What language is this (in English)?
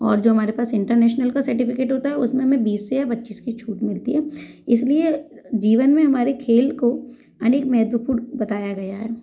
Hindi